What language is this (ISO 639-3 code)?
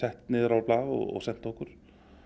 isl